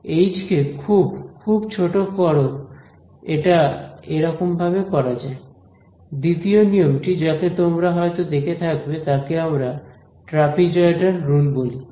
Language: Bangla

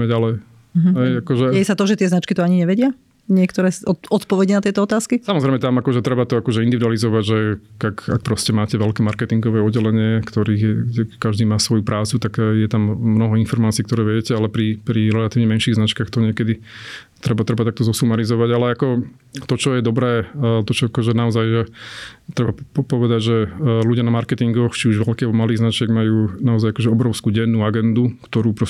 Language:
Slovak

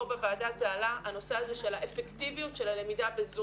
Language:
Hebrew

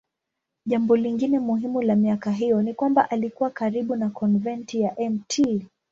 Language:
Swahili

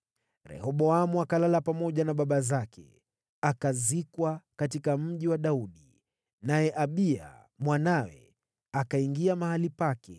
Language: Swahili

